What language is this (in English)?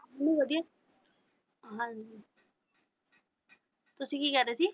Punjabi